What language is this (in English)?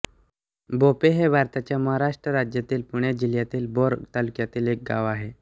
Marathi